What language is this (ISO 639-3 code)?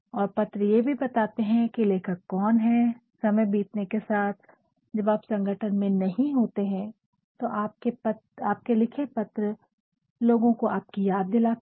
hin